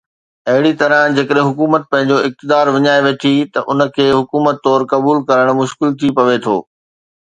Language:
Sindhi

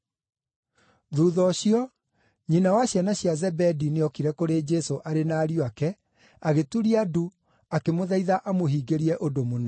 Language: Kikuyu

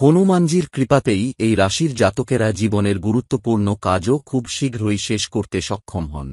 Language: English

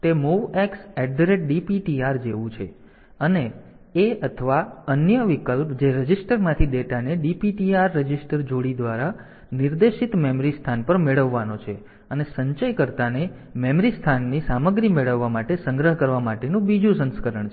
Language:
Gujarati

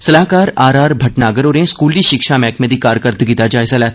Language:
Dogri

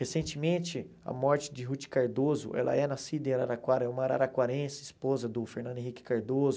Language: Portuguese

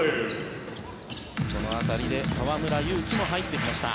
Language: Japanese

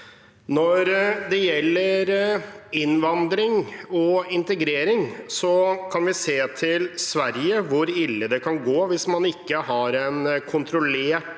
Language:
Norwegian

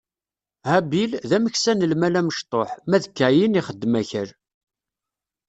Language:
Kabyle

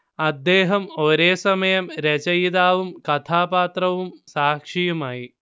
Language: Malayalam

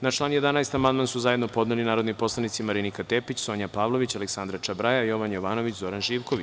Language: Serbian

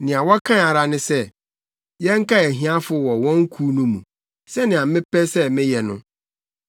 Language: Akan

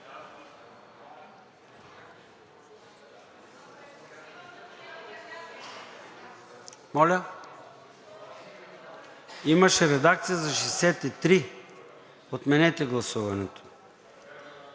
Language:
Bulgarian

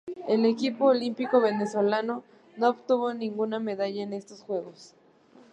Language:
Spanish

